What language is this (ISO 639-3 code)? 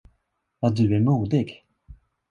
swe